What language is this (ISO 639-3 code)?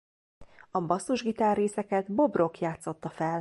hun